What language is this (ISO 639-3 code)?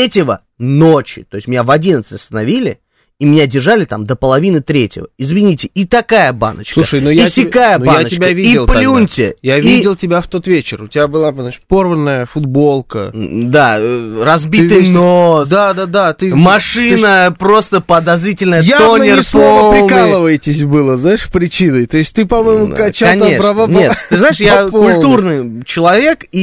rus